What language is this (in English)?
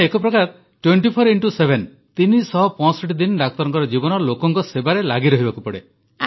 Odia